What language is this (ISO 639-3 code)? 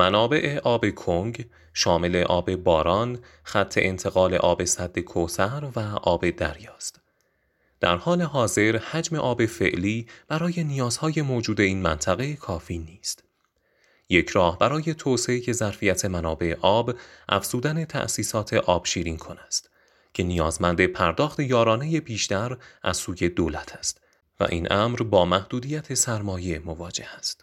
fas